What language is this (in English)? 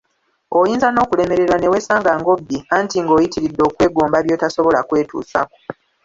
Ganda